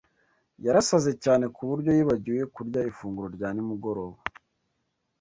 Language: Kinyarwanda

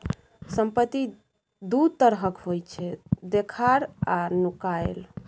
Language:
Maithili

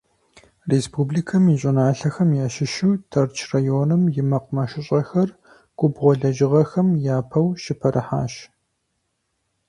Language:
Kabardian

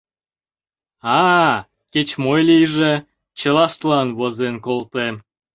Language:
Mari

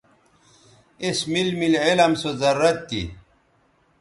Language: Bateri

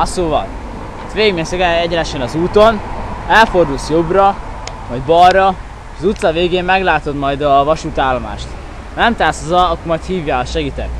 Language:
Hungarian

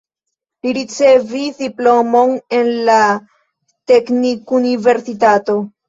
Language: Esperanto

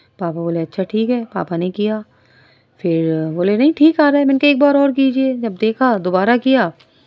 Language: Urdu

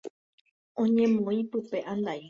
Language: Guarani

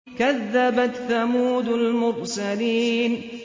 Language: Arabic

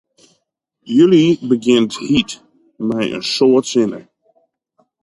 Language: Western Frisian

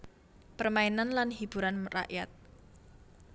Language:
Javanese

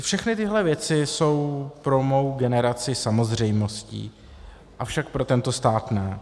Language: Czech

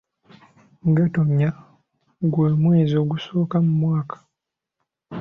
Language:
Ganda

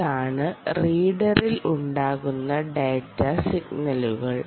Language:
Malayalam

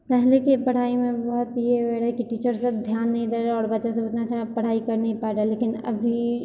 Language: Maithili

